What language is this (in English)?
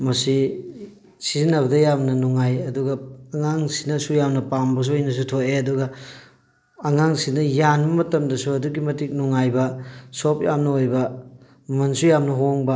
Manipuri